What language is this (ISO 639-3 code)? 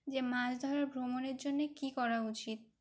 ben